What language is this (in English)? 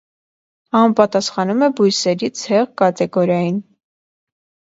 Armenian